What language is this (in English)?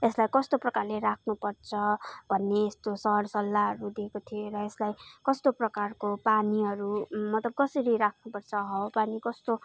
Nepali